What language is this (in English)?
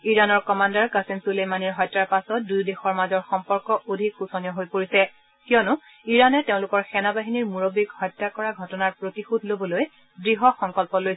Assamese